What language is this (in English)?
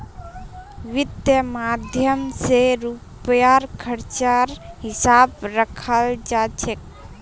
Magahi